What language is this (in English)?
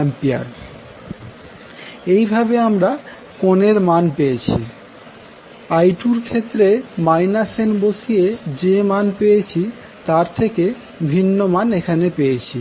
Bangla